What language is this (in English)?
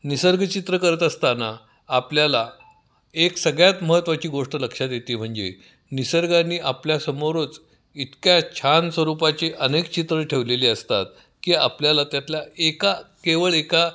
Marathi